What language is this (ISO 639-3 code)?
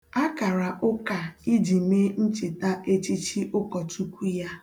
ibo